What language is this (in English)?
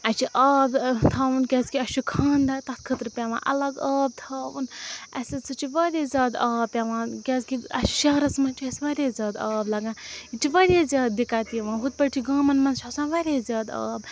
Kashmiri